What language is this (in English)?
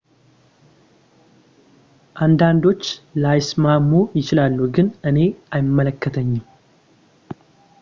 Amharic